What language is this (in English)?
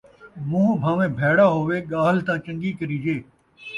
Saraiki